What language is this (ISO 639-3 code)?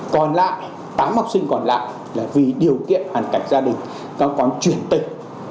vie